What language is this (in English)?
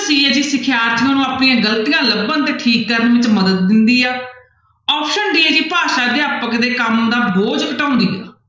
Punjabi